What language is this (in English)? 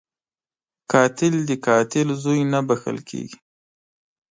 Pashto